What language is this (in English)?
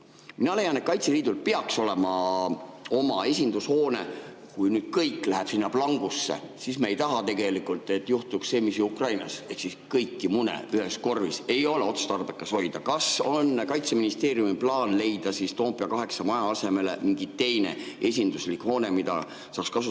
Estonian